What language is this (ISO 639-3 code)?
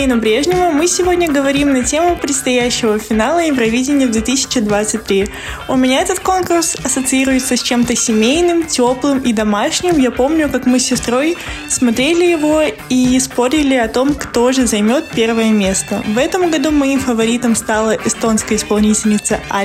rus